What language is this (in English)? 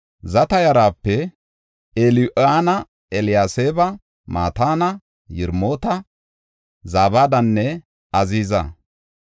Gofa